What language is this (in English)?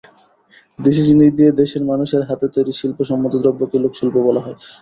Bangla